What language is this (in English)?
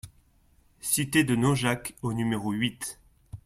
French